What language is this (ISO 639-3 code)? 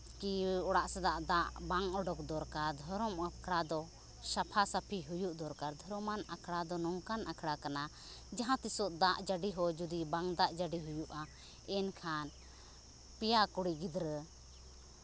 sat